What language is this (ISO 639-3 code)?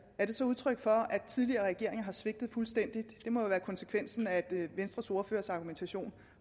dan